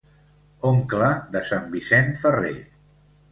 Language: Catalan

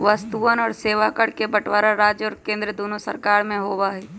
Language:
Magahi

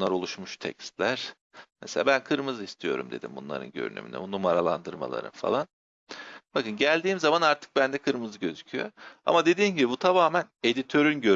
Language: Turkish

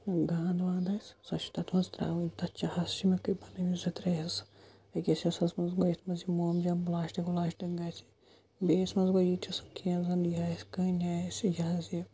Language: Kashmiri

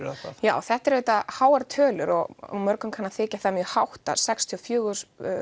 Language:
Icelandic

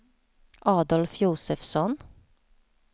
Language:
Swedish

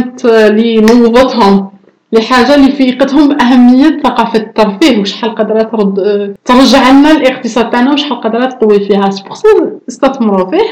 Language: Arabic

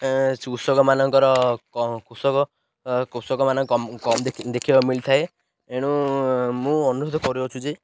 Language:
Odia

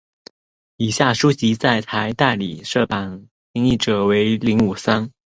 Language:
Chinese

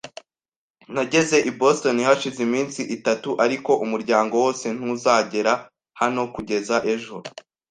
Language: Kinyarwanda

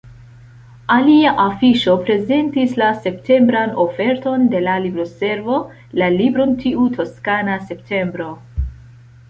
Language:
Esperanto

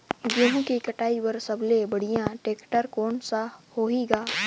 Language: Chhattisgarhi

